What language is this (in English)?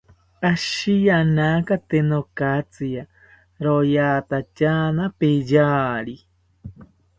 South Ucayali Ashéninka